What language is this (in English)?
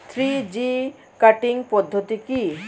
Bangla